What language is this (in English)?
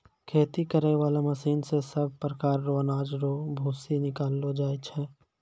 Maithili